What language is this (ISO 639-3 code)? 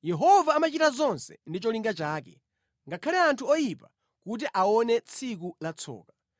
nya